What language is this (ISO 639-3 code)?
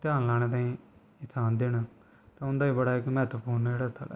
doi